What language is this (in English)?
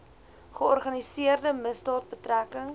Afrikaans